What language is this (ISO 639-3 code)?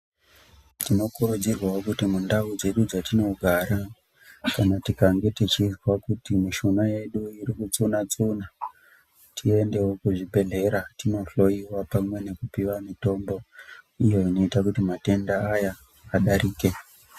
ndc